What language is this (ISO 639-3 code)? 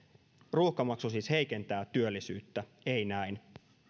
fin